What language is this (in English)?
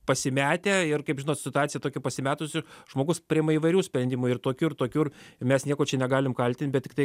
Lithuanian